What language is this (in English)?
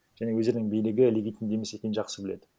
Kazakh